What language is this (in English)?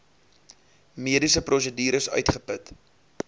Afrikaans